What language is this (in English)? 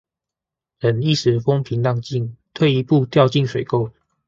Chinese